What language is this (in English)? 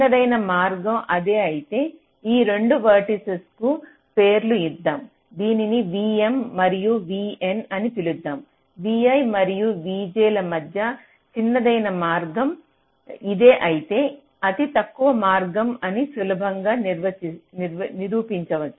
Telugu